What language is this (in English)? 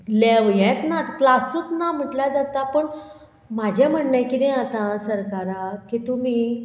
Konkani